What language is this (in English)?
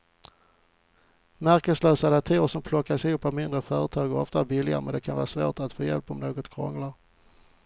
Swedish